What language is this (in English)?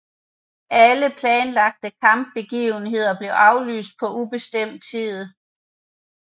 Danish